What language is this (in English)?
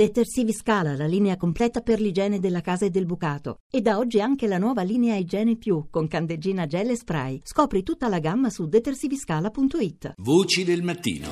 Italian